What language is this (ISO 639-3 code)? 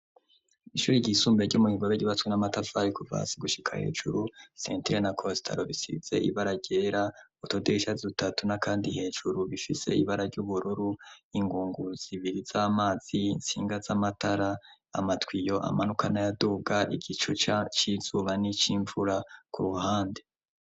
run